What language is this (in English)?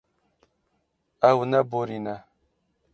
Kurdish